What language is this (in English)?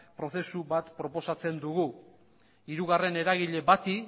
Basque